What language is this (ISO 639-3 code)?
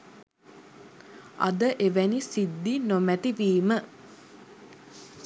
sin